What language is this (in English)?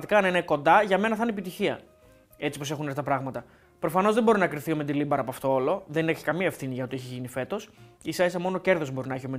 Greek